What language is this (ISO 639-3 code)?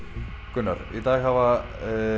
isl